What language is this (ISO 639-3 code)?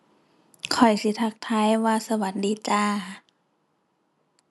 tha